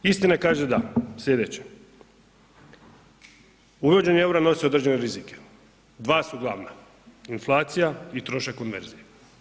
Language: Croatian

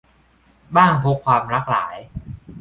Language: Thai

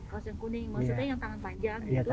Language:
Indonesian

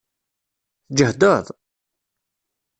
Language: Kabyle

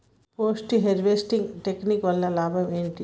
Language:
Telugu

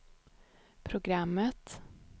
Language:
Swedish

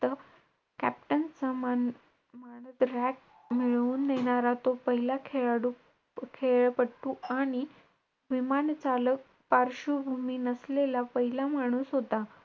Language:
Marathi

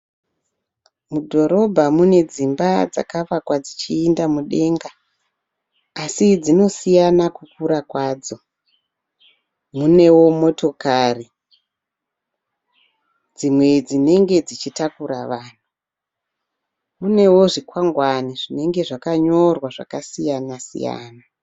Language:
Shona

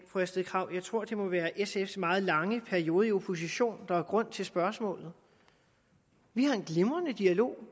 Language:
Danish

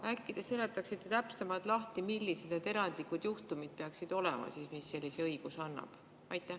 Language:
Estonian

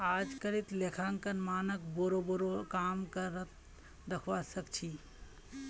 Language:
Magahi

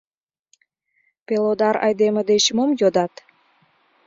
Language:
Mari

